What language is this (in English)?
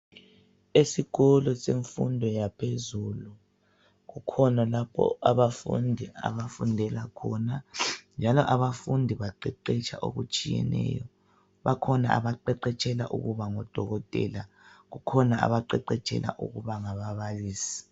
North Ndebele